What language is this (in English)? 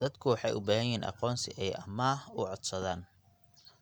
Somali